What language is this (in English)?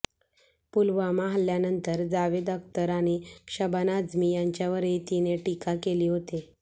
Marathi